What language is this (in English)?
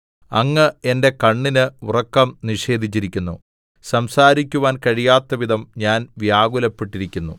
Malayalam